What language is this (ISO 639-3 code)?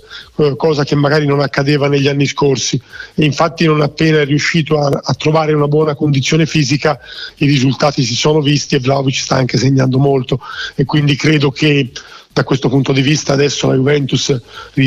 ita